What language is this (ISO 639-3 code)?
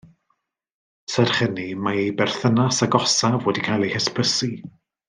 cym